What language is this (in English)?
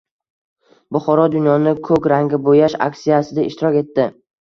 Uzbek